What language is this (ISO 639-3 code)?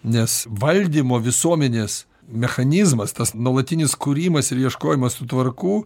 lit